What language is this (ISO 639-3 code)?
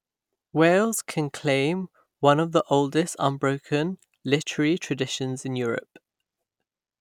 eng